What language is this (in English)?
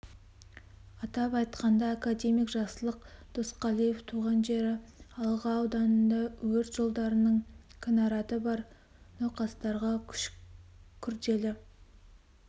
Kazakh